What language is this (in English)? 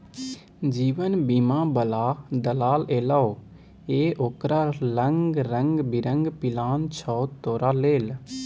Maithili